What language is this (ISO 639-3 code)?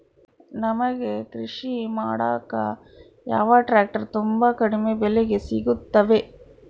kan